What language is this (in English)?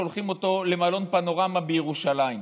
Hebrew